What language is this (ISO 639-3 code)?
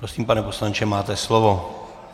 ces